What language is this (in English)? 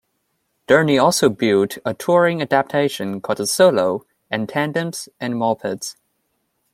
English